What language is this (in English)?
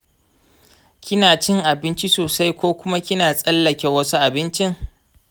Hausa